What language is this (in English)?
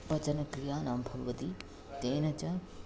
Sanskrit